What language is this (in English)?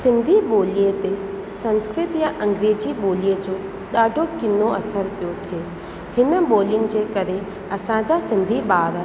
Sindhi